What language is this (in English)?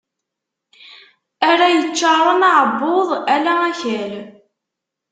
Kabyle